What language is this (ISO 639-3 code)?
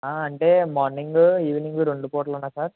tel